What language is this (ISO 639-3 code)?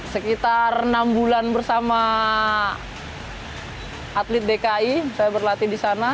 ind